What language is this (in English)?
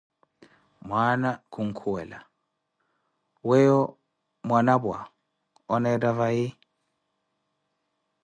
Koti